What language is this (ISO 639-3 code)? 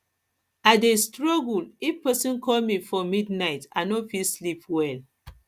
pcm